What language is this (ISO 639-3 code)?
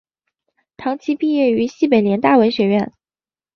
zho